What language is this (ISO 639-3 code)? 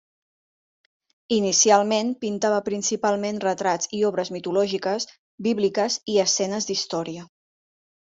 cat